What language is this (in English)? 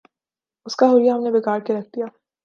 Urdu